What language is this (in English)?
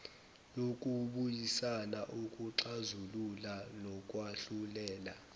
Zulu